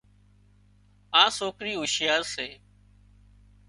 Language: Wadiyara Koli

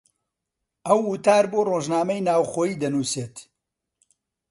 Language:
Central Kurdish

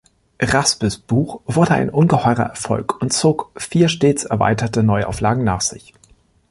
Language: German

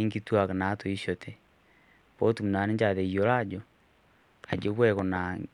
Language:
Masai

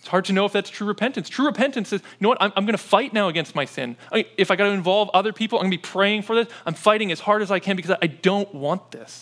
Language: English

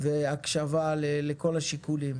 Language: Hebrew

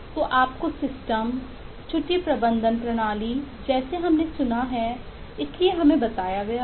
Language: Hindi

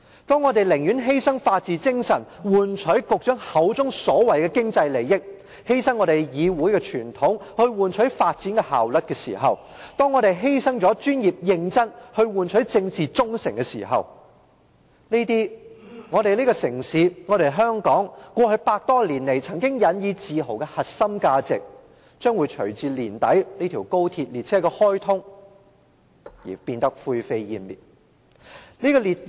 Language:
Cantonese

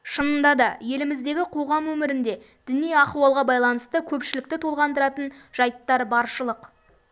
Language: Kazakh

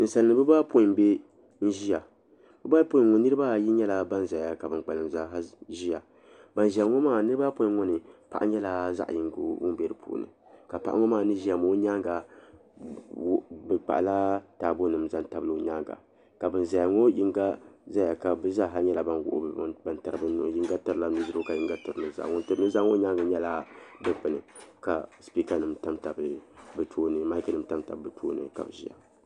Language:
Dagbani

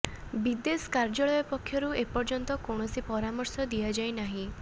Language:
Odia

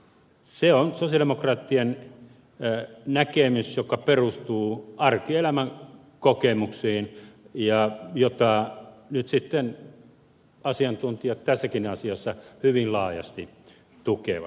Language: Finnish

